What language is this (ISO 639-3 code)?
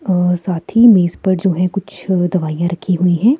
hin